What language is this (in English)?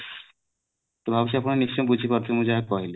Odia